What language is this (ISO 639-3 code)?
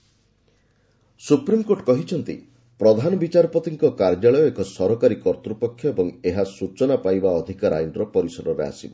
ori